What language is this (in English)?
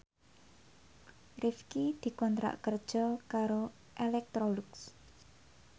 Javanese